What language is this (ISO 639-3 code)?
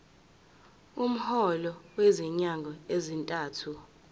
zul